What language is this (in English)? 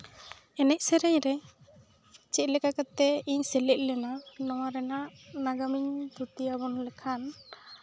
Santali